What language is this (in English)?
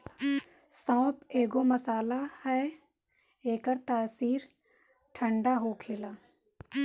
Bhojpuri